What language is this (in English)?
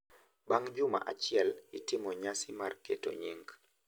Luo (Kenya and Tanzania)